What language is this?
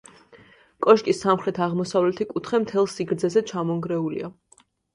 Georgian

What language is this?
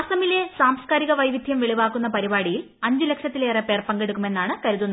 Malayalam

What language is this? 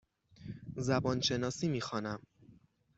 Persian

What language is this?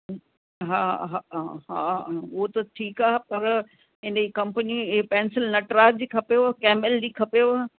Sindhi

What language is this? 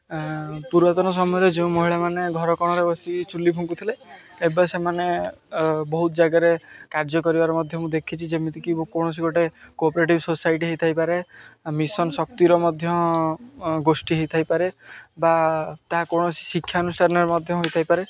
Odia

